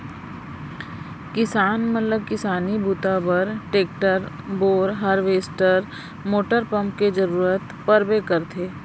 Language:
Chhattisgarhi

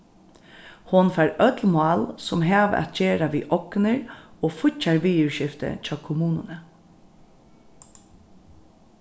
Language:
Faroese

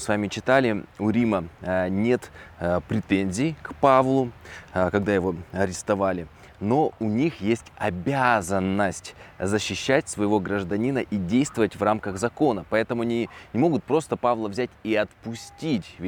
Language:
Russian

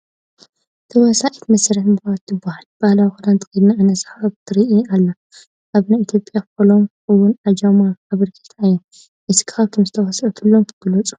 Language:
Tigrinya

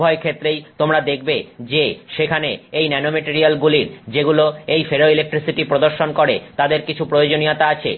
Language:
Bangla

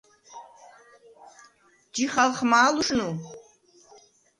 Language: Svan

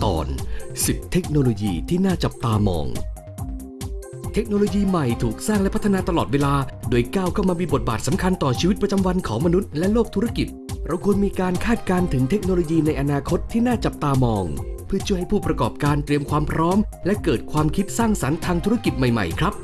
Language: Thai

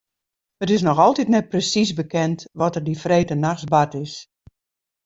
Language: Western Frisian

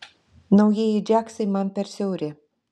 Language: Lithuanian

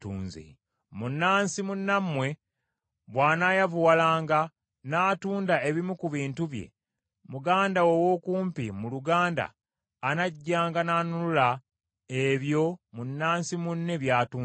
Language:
Ganda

